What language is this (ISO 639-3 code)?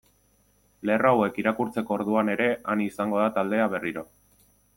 eus